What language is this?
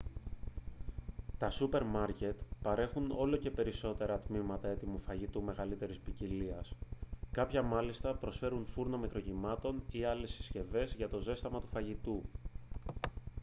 Greek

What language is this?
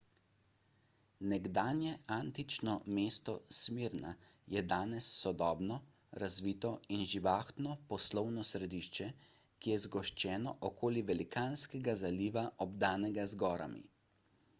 Slovenian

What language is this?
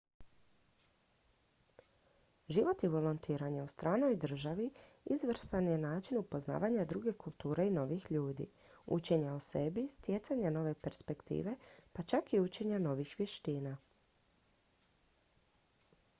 Croatian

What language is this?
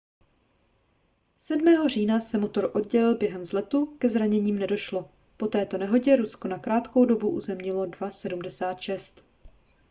Czech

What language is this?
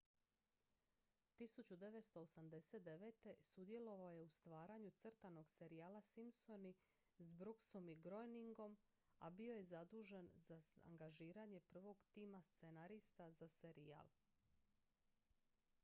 Croatian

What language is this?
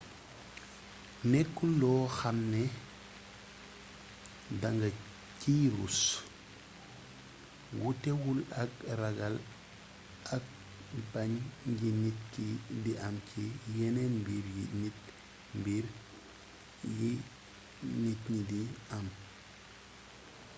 Wolof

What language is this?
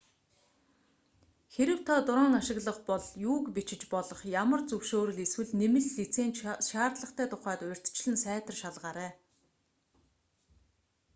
Mongolian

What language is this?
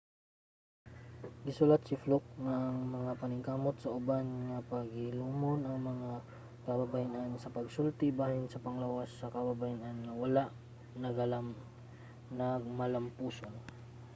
Cebuano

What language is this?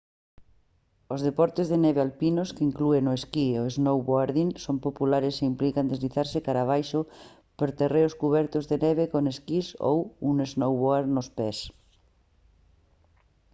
Galician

